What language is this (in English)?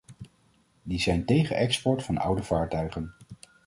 Dutch